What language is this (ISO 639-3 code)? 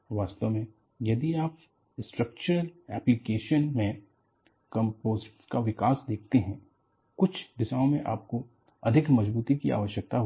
hin